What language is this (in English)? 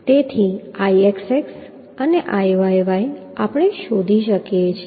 Gujarati